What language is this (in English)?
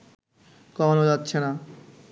Bangla